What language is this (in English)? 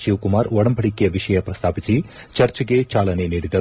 Kannada